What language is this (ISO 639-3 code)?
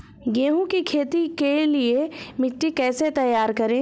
hin